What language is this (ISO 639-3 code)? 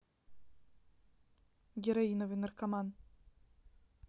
rus